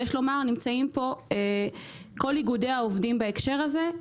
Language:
Hebrew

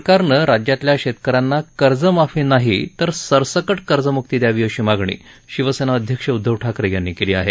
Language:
Marathi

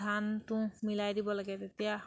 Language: Assamese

